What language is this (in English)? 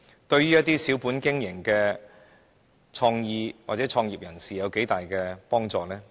Cantonese